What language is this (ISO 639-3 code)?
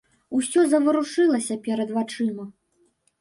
bel